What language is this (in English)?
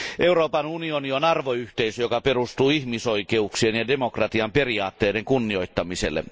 Finnish